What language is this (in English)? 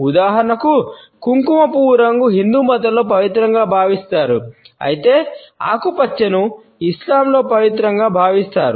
Telugu